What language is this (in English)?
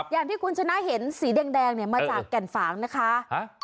Thai